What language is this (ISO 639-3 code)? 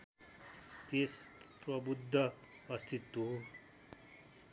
nep